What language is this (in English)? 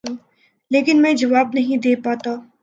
Urdu